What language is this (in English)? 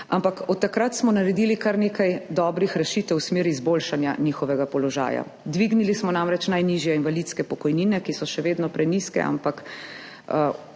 Slovenian